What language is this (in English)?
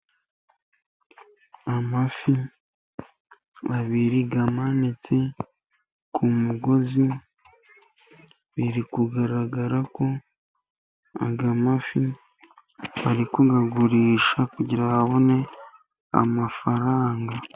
Kinyarwanda